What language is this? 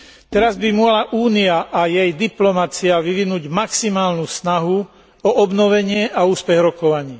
Slovak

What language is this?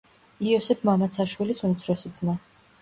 Georgian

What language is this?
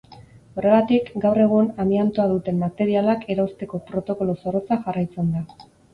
Basque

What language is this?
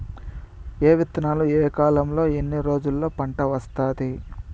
Telugu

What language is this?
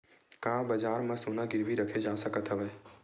Chhattisgarhi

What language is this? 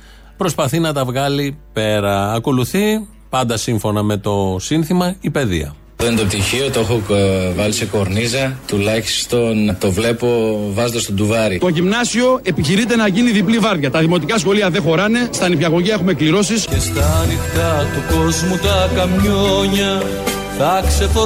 Greek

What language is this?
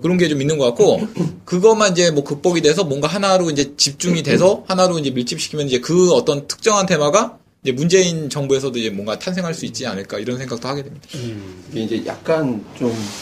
Korean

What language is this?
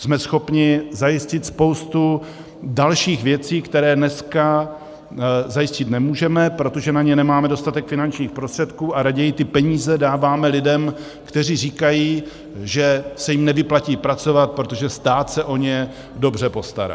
Czech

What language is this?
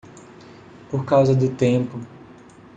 Portuguese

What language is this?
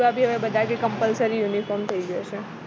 Gujarati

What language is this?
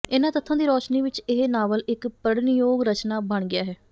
Punjabi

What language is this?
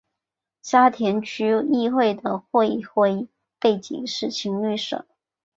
Chinese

